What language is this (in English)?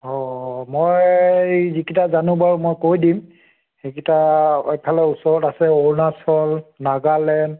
Assamese